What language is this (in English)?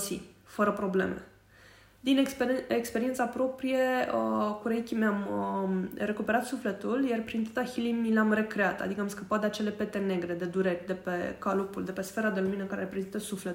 Romanian